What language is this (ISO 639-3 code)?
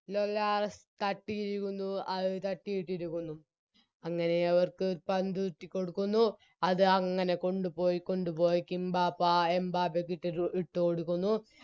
mal